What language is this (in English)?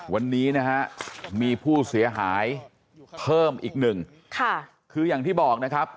Thai